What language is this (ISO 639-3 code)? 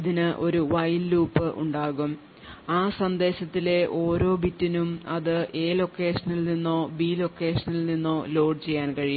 mal